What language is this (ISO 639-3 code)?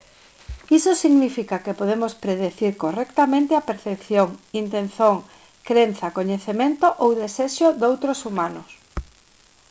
glg